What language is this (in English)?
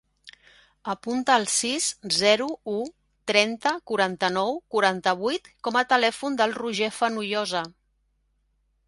Catalan